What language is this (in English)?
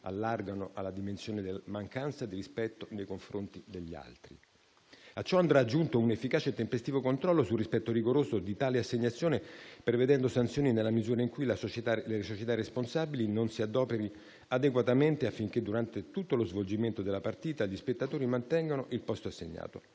Italian